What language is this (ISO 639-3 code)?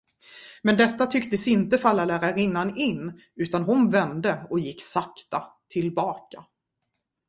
swe